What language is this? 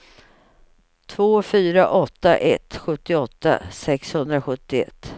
Swedish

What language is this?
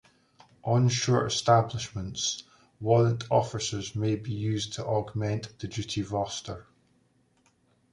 English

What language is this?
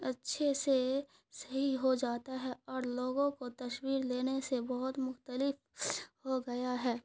Urdu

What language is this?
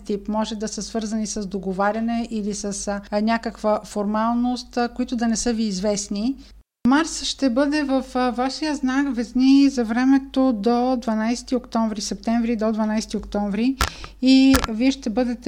Bulgarian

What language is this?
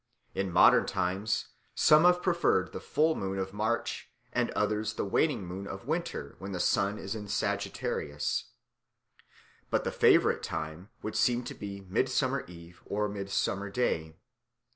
English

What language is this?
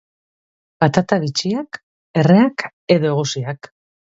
Basque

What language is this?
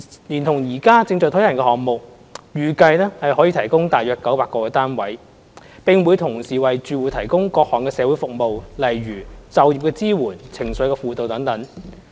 Cantonese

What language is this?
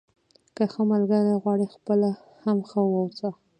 Pashto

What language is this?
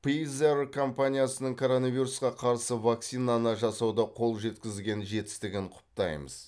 Kazakh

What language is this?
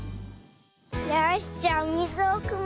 Japanese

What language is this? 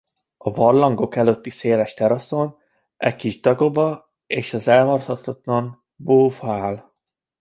Hungarian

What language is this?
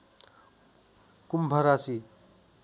Nepali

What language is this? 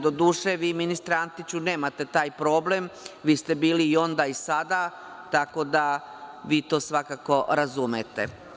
Serbian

